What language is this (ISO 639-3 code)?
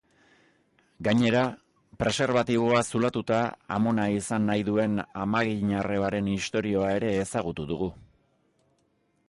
eus